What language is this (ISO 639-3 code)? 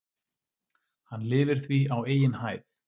isl